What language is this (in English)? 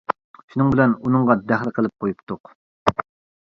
Uyghur